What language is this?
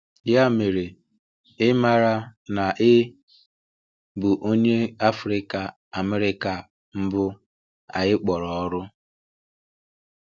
Igbo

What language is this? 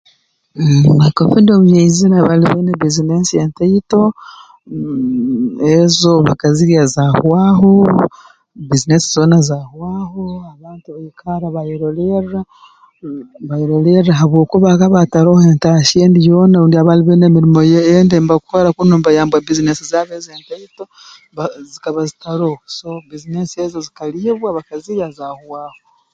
Tooro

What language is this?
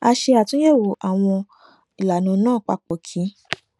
Yoruba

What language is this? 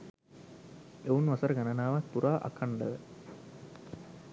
Sinhala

